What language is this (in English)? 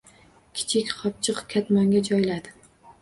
Uzbek